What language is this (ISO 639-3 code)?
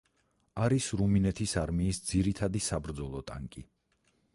kat